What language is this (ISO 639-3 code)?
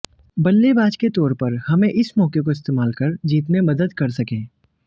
hin